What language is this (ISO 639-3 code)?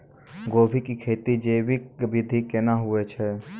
mai